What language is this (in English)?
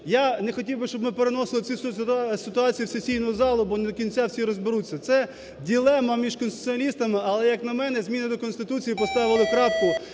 Ukrainian